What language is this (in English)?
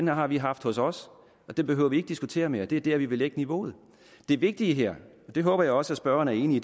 Danish